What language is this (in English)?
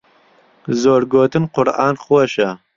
Central Kurdish